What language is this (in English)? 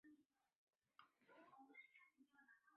Chinese